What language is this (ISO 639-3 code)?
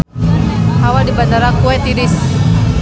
sun